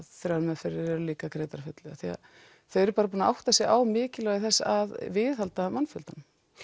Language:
Icelandic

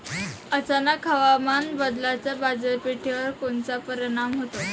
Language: Marathi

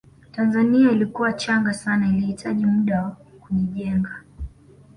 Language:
Swahili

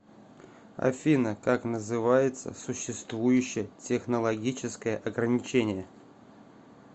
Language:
Russian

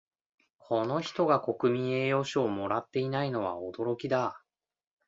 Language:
Japanese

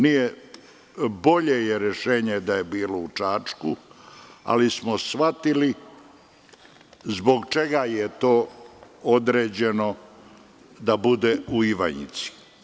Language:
Serbian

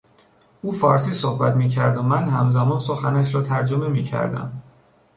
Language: Persian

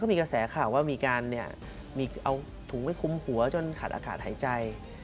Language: Thai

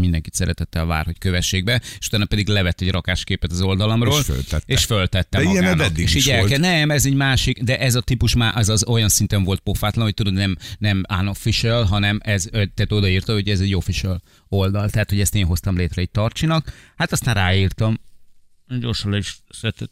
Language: Hungarian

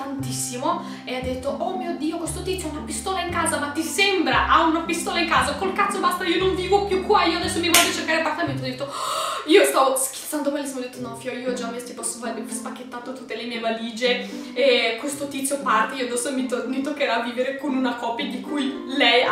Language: Italian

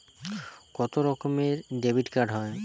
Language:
Bangla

